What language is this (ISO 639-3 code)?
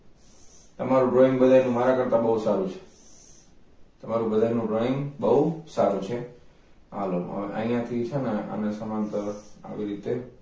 guj